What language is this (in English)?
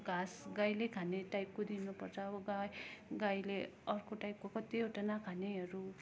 Nepali